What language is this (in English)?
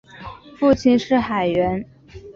Chinese